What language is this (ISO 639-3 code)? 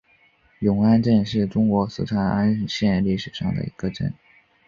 zho